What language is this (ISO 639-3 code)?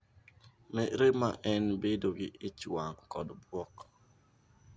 luo